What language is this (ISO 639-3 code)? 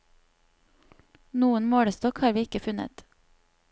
nor